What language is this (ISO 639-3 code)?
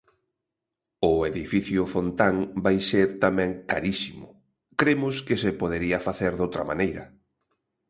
glg